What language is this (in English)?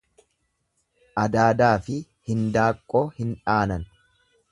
Oromo